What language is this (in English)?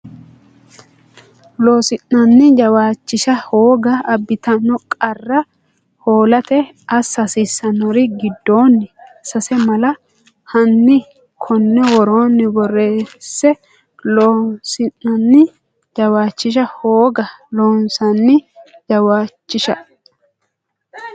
Sidamo